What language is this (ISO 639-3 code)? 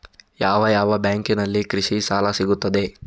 kan